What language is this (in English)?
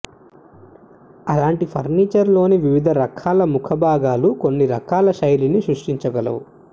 Telugu